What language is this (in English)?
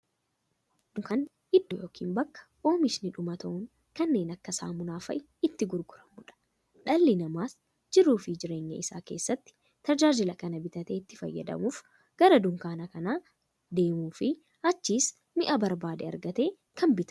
Oromo